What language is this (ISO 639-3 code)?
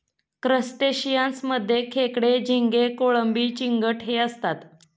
mar